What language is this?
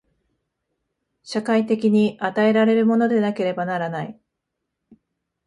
Japanese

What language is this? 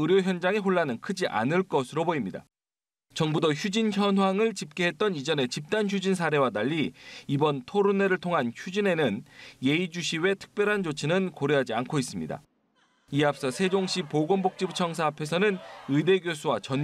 Korean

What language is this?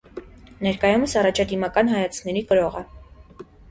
Armenian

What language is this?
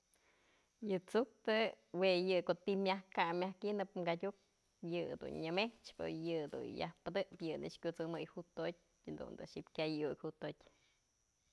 Mazatlán Mixe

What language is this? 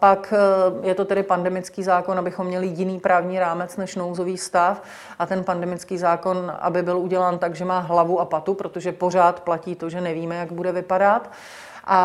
Czech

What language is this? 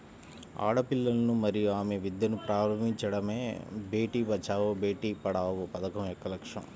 Telugu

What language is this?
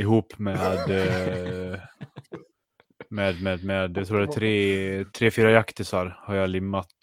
Swedish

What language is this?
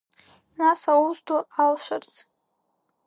Abkhazian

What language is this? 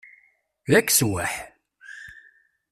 Kabyle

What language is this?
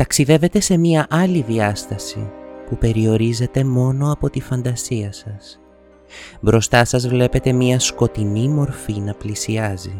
Greek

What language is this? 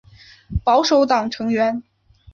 Chinese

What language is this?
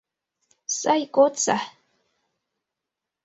Mari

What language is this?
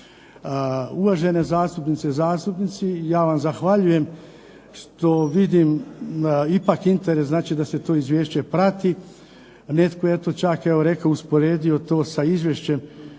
Croatian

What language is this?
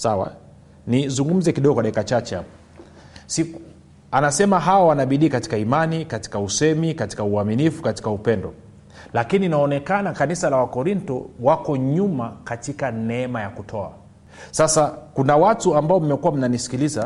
Swahili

